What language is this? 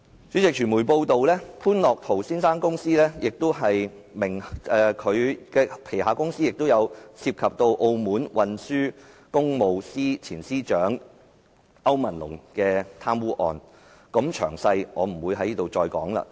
Cantonese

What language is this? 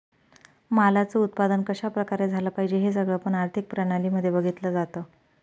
Marathi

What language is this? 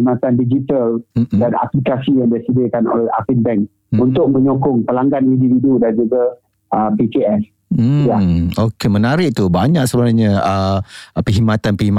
Malay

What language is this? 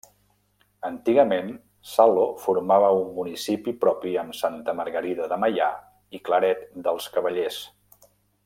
Catalan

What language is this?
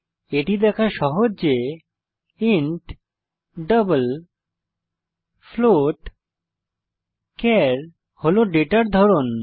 Bangla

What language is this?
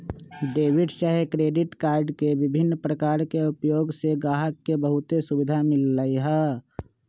Magahi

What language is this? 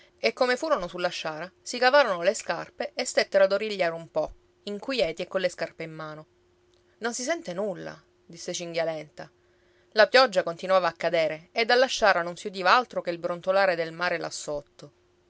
Italian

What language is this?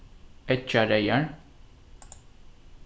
Faroese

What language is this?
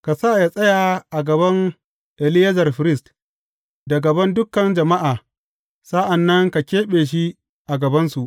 Hausa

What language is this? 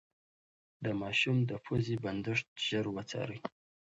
Pashto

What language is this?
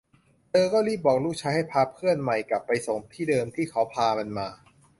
Thai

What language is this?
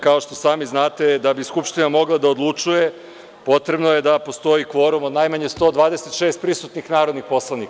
Serbian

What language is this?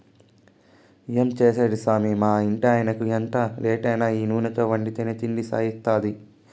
Telugu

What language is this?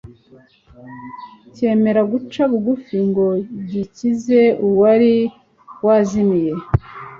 Kinyarwanda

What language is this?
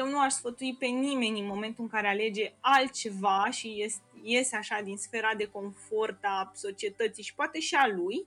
Romanian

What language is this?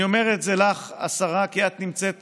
Hebrew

